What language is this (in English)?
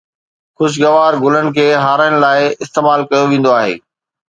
Sindhi